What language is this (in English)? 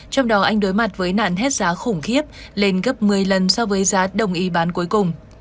Vietnamese